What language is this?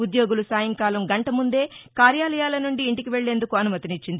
Telugu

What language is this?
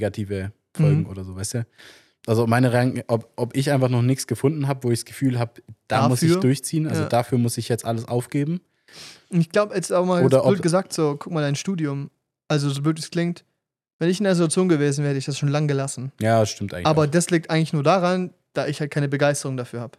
German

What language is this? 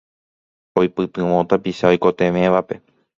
Guarani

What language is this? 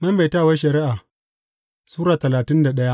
Hausa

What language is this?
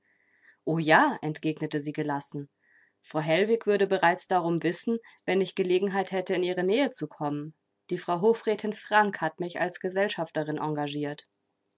German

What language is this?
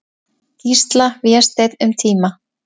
Icelandic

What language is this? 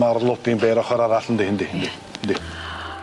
Welsh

